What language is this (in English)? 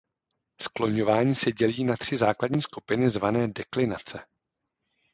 Czech